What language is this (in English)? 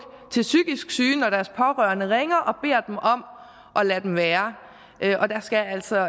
Danish